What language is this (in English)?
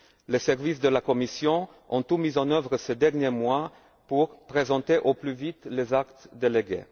French